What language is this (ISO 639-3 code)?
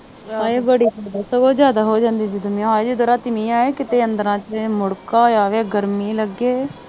pan